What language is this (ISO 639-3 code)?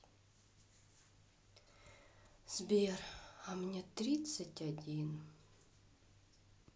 rus